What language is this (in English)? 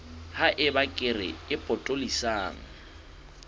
Southern Sotho